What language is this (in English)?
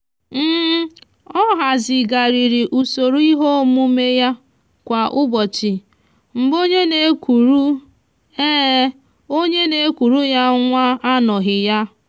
Igbo